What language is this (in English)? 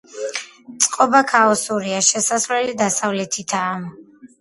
Georgian